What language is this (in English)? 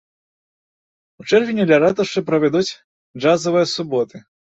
Belarusian